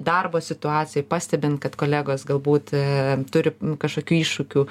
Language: Lithuanian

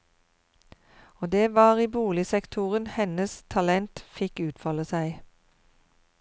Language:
Norwegian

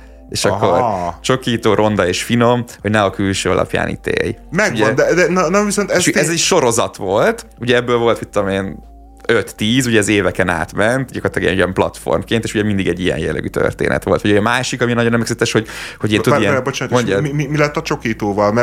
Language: Hungarian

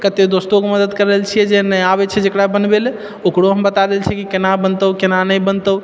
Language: Maithili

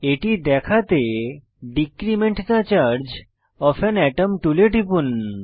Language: Bangla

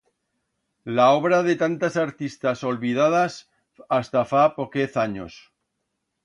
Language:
Aragonese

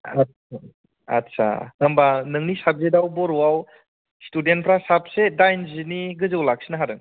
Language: Bodo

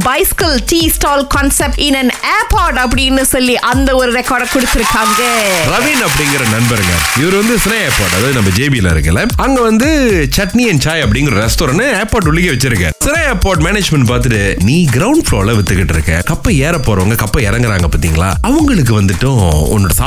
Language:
Tamil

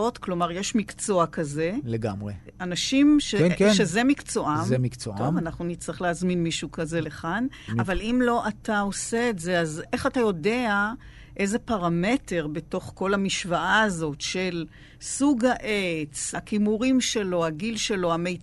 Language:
Hebrew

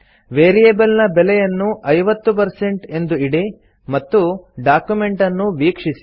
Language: Kannada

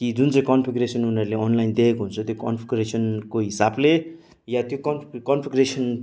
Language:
Nepali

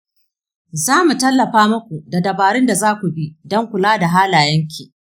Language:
Hausa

